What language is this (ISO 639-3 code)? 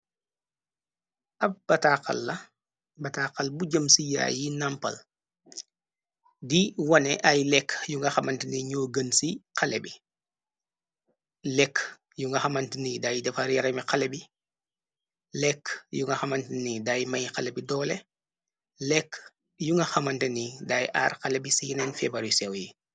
wol